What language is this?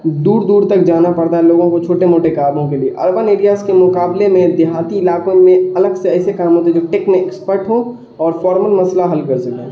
Urdu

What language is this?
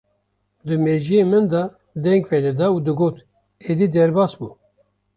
Kurdish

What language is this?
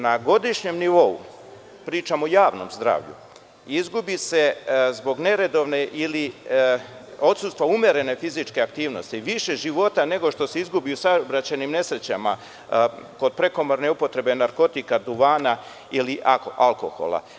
Serbian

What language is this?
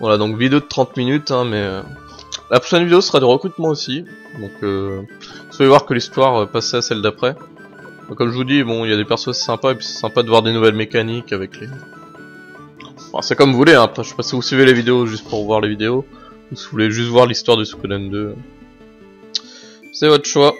French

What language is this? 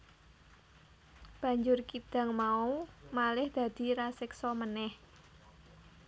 Javanese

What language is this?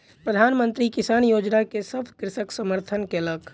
Maithili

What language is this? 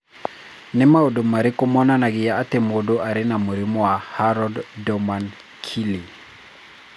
Kikuyu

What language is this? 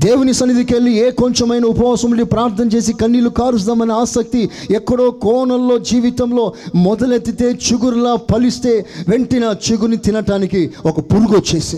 Telugu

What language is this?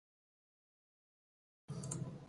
Persian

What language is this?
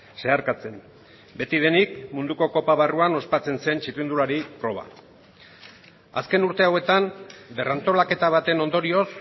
Basque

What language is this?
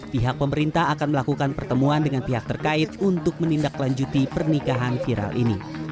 Indonesian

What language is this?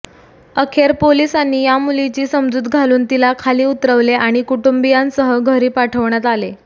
Marathi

